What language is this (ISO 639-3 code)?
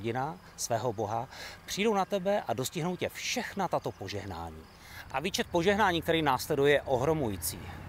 ces